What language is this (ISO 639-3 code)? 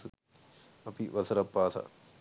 sin